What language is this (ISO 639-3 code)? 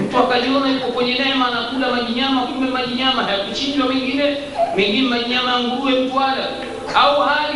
swa